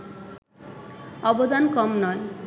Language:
Bangla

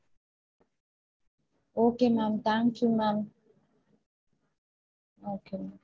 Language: Tamil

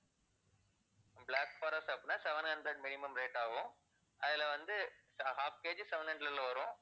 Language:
Tamil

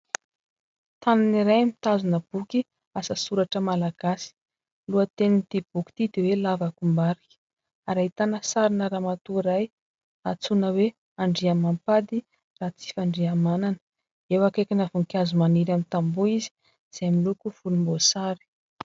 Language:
Malagasy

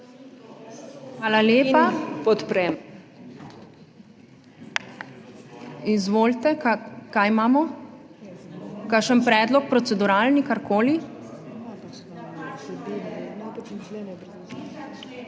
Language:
Slovenian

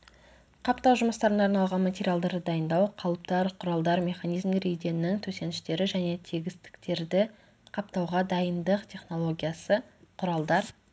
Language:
Kazakh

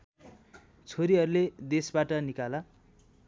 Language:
Nepali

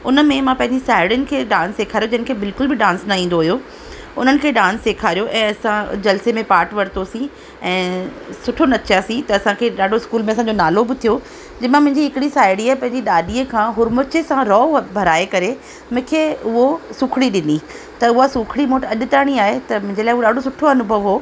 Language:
Sindhi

